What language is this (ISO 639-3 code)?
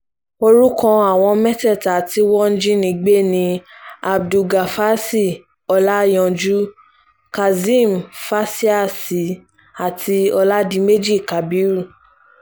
yor